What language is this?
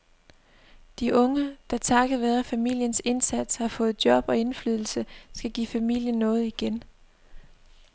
Danish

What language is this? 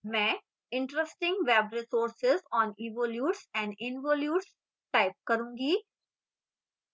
Hindi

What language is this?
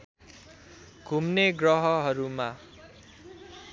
Nepali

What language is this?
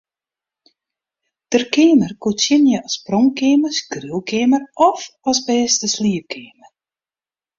Western Frisian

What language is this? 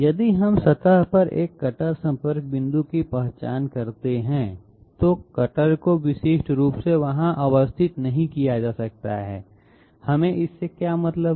Hindi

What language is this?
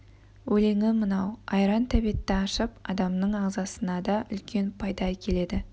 Kazakh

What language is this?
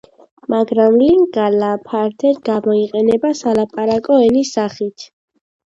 Georgian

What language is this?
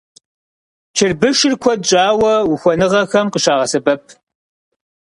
Kabardian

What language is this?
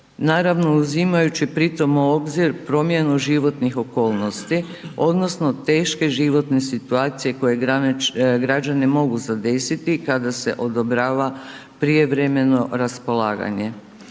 Croatian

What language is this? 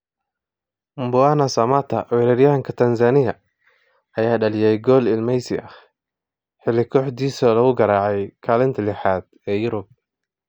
Somali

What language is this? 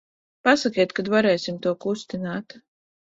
Latvian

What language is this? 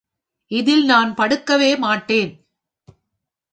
Tamil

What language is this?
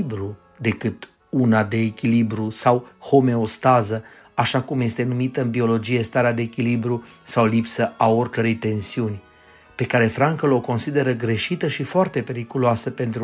Romanian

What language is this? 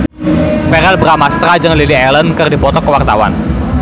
Sundanese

